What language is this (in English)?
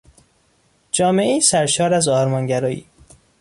Persian